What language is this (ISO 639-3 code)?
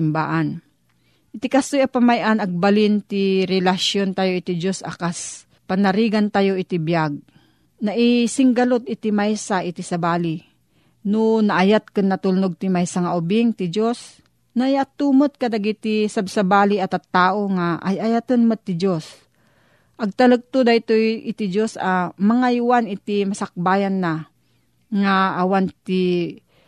fil